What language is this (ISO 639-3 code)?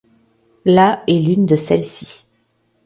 fra